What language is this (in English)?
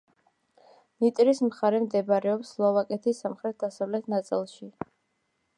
Georgian